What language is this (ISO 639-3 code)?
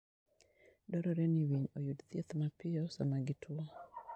luo